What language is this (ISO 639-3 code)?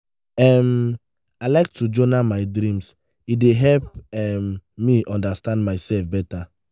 pcm